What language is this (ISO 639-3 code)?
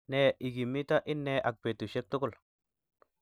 kln